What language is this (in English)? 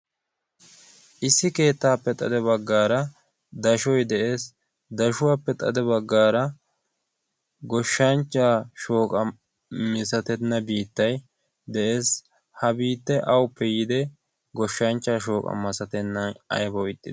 Wolaytta